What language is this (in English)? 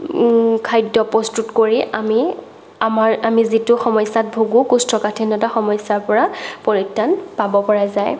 Assamese